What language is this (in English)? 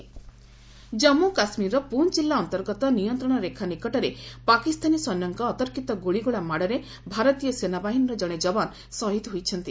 Odia